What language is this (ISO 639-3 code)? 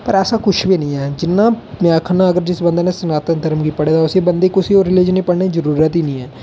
doi